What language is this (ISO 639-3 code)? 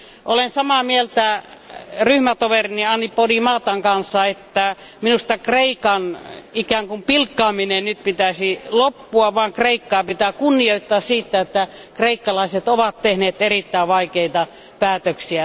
fin